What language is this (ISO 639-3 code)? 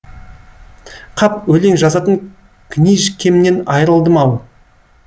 kaz